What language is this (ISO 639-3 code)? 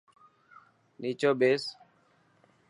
mki